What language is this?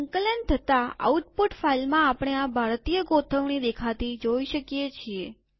Gujarati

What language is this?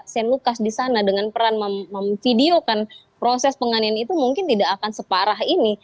Indonesian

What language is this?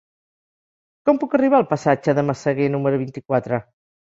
Catalan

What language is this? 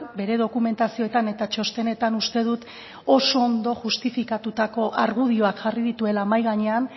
Basque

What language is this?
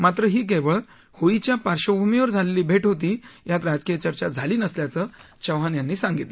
Marathi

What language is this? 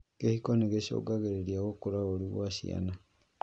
Kikuyu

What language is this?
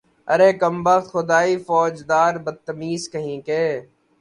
Urdu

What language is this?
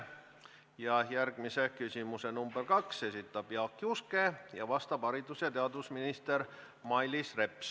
Estonian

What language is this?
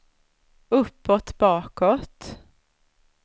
Swedish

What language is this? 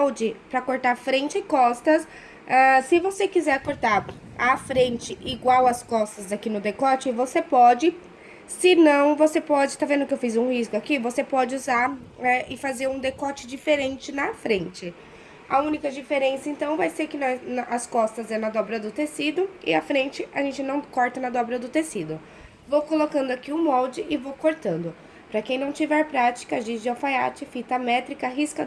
Portuguese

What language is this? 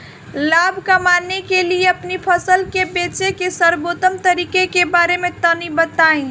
Bhojpuri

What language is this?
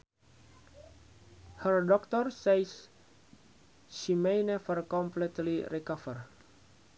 Sundanese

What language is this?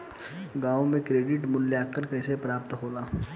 Bhojpuri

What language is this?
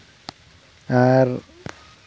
Santali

